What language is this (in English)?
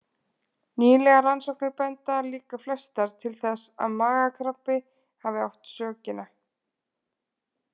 Icelandic